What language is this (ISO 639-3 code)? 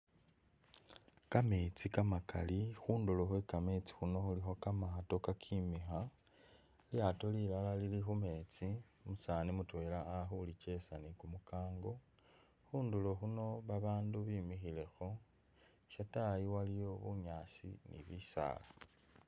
myx